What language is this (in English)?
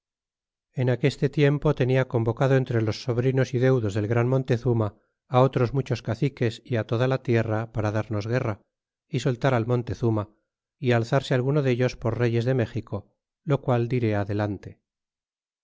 Spanish